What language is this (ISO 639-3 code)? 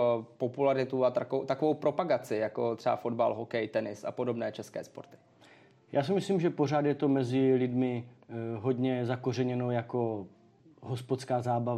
ces